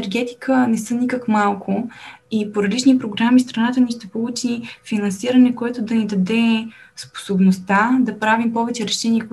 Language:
Bulgarian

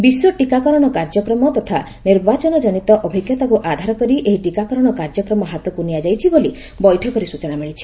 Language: Odia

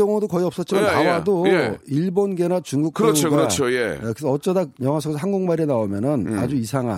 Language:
Korean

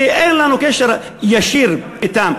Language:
Hebrew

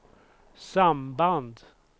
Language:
Swedish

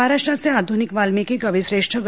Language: Marathi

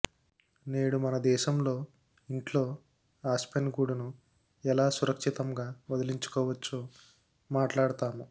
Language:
Telugu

